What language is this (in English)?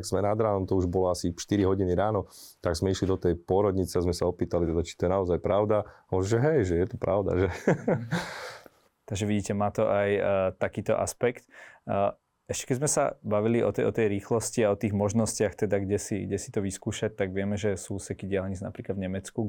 Slovak